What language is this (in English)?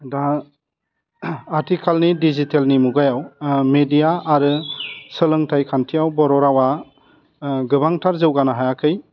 Bodo